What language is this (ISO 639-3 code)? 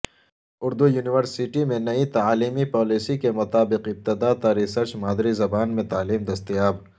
urd